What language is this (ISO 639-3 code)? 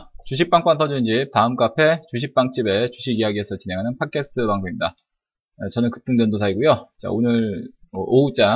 kor